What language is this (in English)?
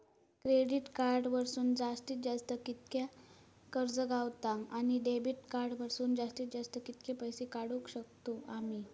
Marathi